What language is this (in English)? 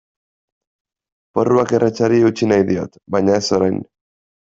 Basque